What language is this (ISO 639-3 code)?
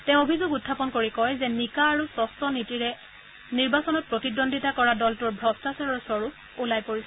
asm